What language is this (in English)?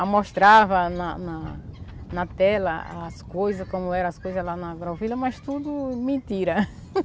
Portuguese